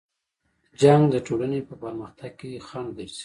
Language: Pashto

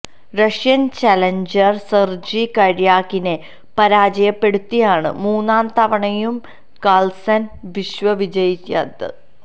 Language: Malayalam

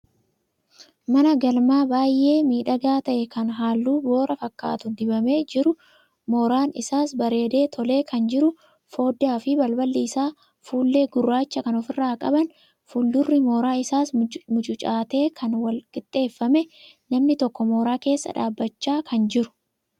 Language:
Oromo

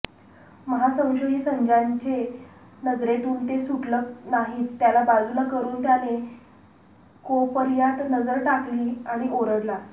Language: Marathi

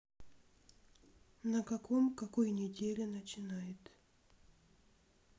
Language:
Russian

